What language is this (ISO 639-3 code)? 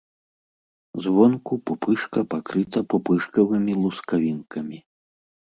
bel